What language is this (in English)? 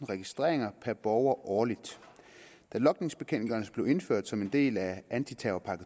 Danish